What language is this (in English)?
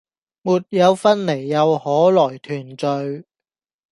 Cantonese